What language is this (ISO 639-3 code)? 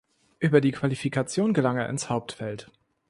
deu